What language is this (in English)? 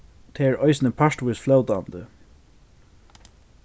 Faroese